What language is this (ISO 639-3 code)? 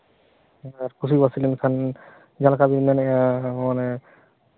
sat